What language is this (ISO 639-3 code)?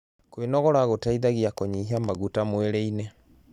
kik